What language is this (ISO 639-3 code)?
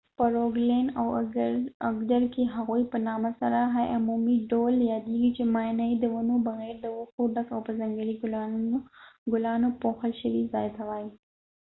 pus